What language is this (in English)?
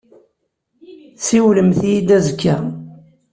Kabyle